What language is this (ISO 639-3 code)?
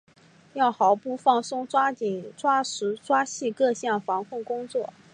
zho